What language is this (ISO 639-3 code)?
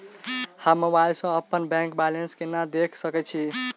mai